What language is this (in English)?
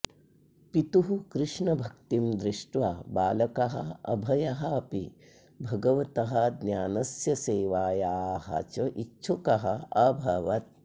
Sanskrit